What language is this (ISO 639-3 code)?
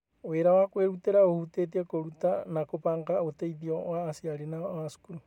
kik